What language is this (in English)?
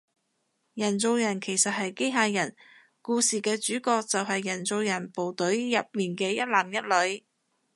Cantonese